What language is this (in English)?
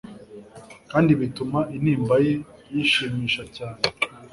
Kinyarwanda